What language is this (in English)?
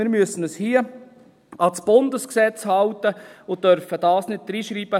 Swiss German